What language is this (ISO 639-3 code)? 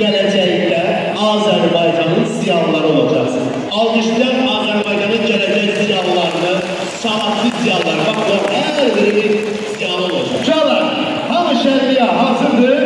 tur